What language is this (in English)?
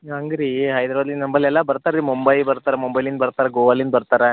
Kannada